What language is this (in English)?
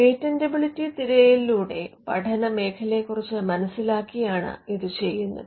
Malayalam